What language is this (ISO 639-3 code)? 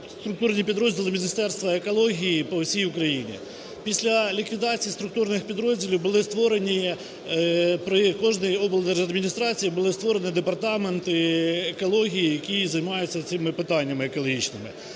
ukr